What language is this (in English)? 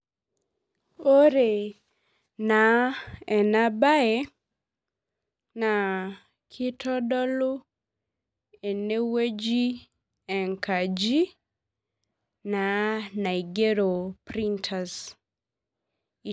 Masai